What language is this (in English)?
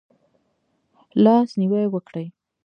Pashto